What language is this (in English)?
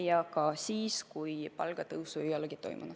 Estonian